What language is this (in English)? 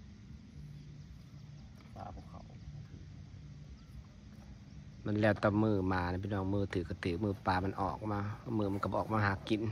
Thai